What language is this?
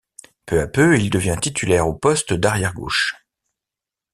French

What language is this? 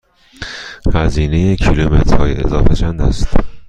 Persian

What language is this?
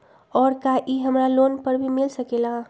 Magahi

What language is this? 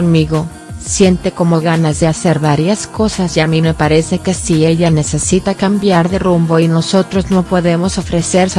Spanish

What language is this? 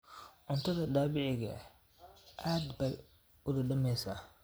Somali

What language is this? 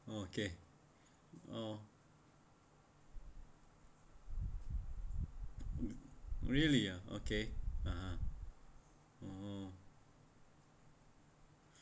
English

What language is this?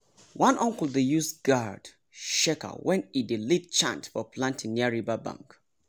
Nigerian Pidgin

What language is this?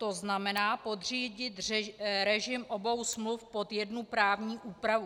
Czech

